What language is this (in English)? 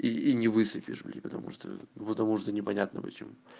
Russian